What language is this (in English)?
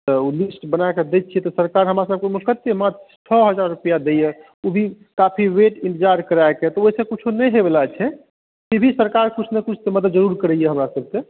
Maithili